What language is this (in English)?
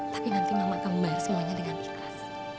Indonesian